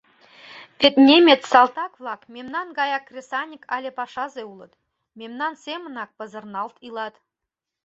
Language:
Mari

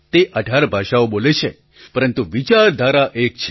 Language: Gujarati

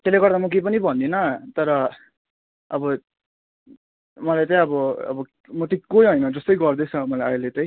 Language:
Nepali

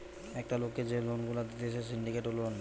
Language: Bangla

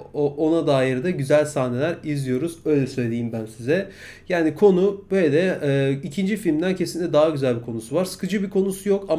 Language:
Turkish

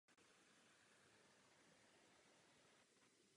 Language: Czech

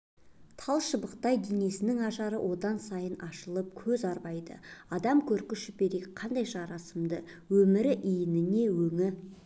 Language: Kazakh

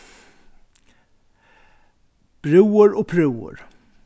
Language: Faroese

